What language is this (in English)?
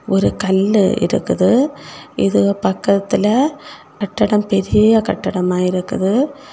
Tamil